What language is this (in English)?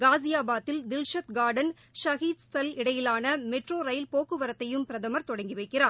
Tamil